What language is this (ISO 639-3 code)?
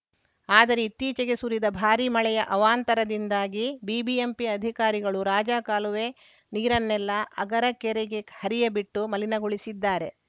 kan